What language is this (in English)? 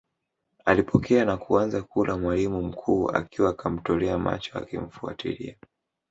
Swahili